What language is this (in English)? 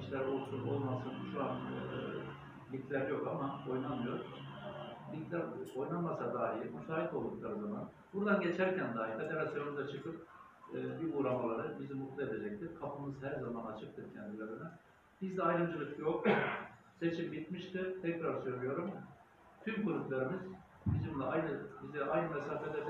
Turkish